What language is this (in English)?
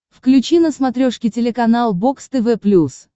Russian